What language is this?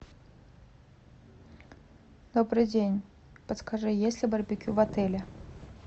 Russian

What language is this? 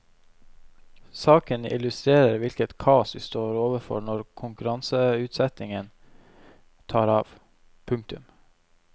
Norwegian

